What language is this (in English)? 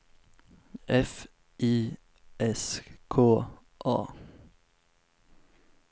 Swedish